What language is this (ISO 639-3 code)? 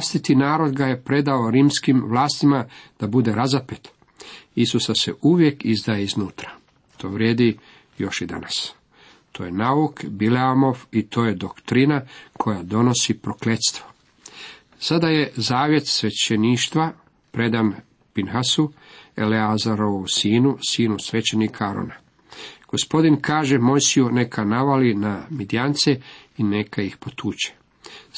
hrv